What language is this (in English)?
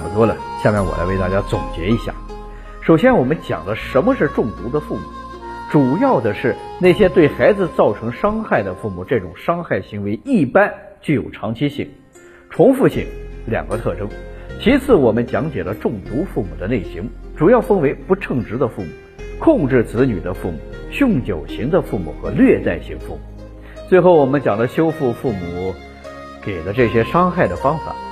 Chinese